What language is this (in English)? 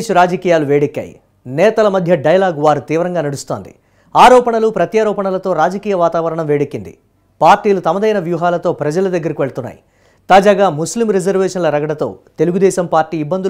Telugu